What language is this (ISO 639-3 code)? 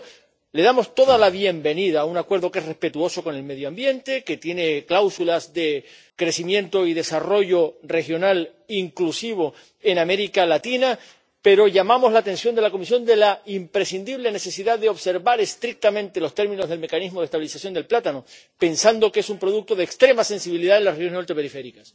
spa